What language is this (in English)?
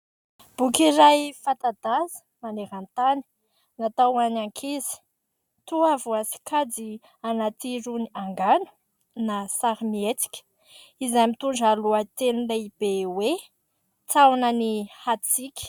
Malagasy